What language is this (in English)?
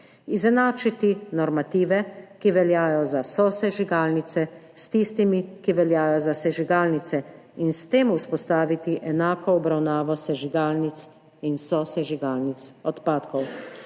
Slovenian